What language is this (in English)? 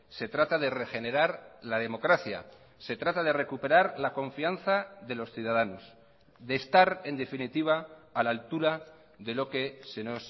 Spanish